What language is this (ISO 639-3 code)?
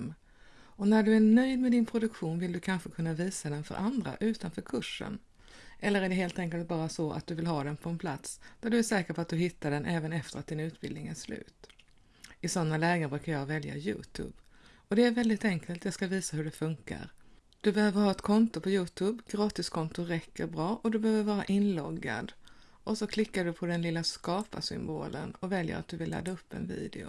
swe